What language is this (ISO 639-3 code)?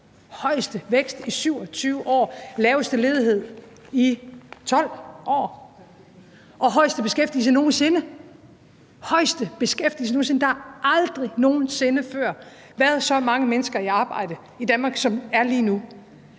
dan